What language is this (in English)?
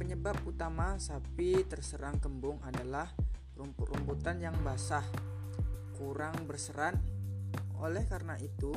Indonesian